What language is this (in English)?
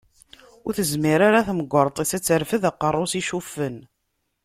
Kabyle